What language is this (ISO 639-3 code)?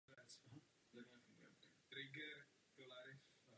ces